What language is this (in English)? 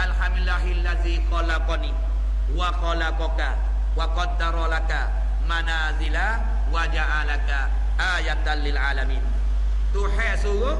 Malay